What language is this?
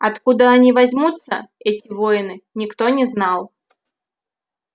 Russian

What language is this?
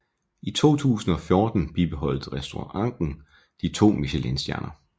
Danish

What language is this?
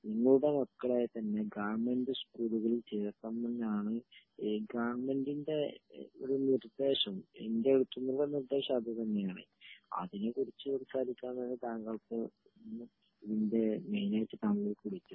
Malayalam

